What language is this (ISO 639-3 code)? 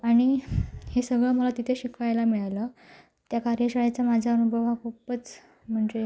mar